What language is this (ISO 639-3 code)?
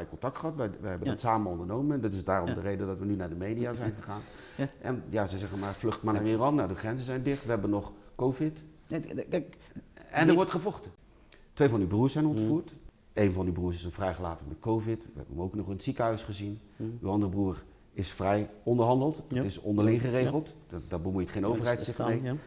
nld